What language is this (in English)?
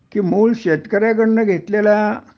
Marathi